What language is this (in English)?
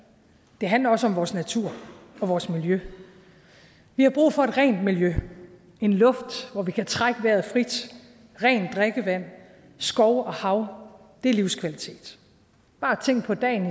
Danish